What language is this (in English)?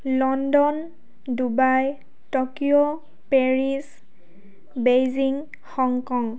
Assamese